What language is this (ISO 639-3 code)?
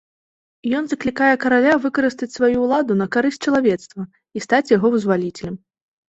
bel